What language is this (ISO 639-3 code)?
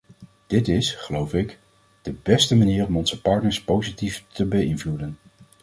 nld